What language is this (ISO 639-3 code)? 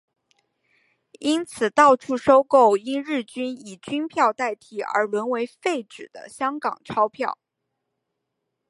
zho